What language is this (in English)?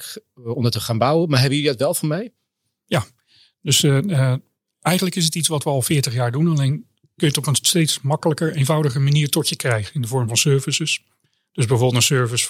Dutch